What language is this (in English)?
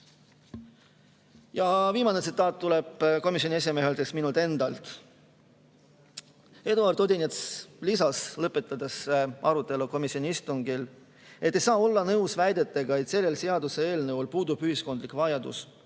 Estonian